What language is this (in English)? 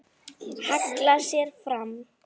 Icelandic